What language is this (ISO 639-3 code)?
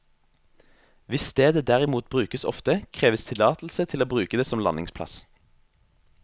nor